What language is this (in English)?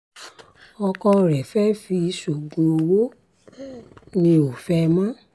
Yoruba